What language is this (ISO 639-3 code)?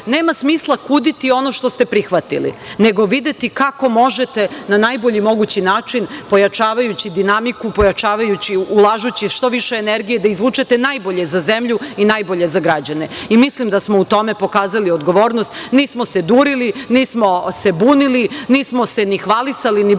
srp